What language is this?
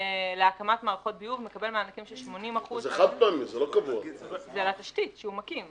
Hebrew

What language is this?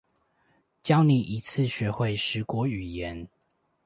Chinese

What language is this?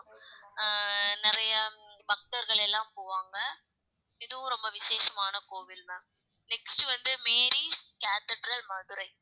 Tamil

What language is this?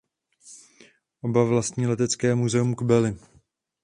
Czech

